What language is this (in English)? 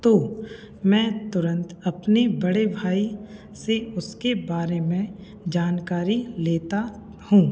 Hindi